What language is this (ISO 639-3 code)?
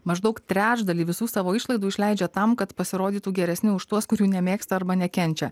lit